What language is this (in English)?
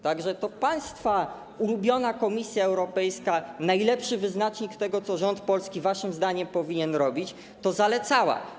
Polish